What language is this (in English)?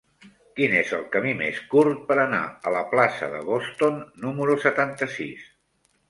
Catalan